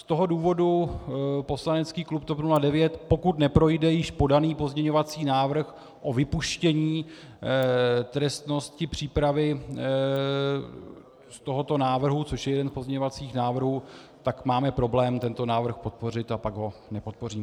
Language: Czech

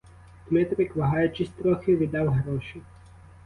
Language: Ukrainian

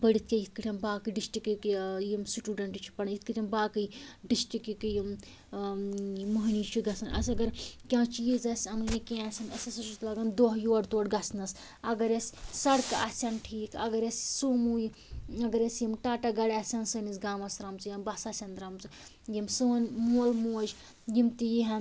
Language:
Kashmiri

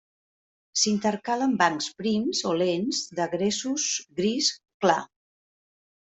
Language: Catalan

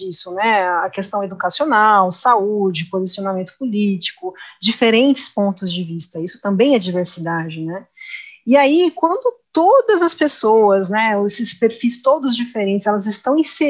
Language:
Portuguese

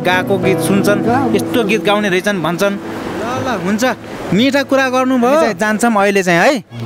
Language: Indonesian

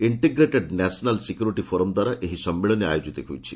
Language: Odia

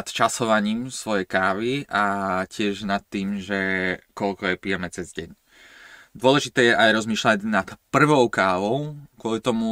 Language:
Slovak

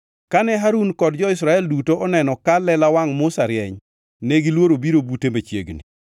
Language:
Luo (Kenya and Tanzania)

